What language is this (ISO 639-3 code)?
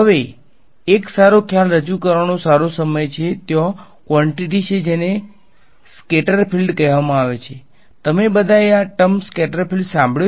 guj